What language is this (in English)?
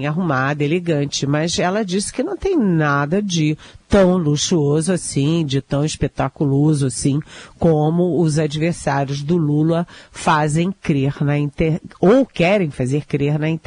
Portuguese